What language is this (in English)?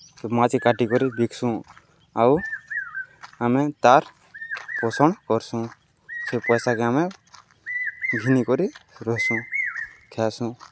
Odia